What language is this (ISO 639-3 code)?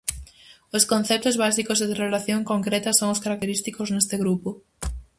glg